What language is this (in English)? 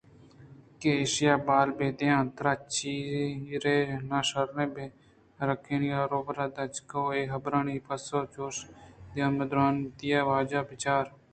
Eastern Balochi